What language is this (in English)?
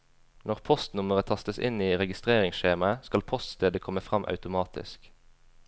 Norwegian